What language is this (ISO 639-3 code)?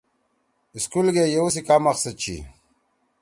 trw